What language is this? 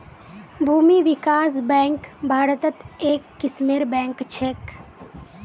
Magahi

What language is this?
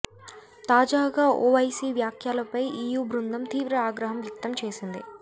Telugu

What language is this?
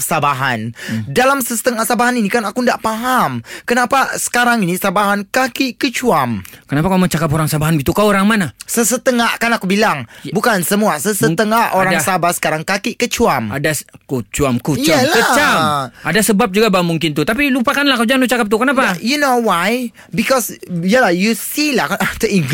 Malay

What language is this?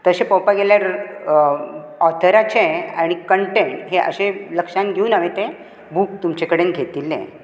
Konkani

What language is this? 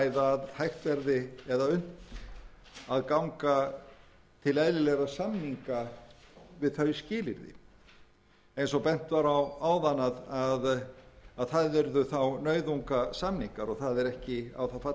Icelandic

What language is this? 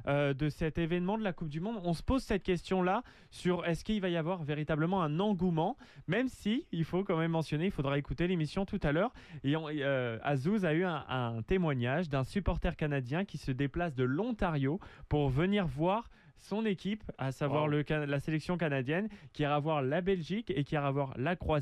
French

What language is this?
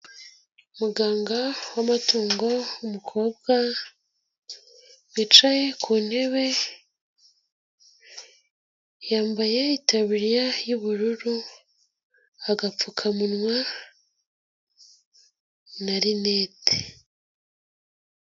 Kinyarwanda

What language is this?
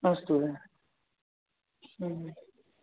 Sanskrit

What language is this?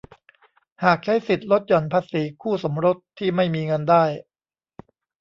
Thai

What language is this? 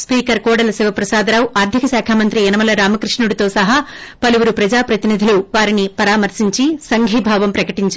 Telugu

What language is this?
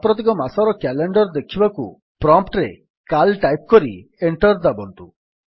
Odia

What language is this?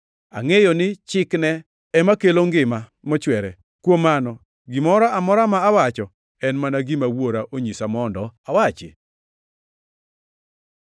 Luo (Kenya and Tanzania)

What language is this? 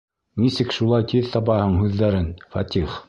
Bashkir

